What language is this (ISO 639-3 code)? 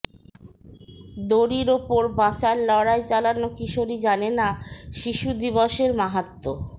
ben